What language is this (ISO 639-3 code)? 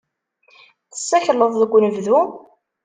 kab